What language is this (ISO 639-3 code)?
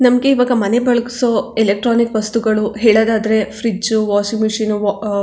kan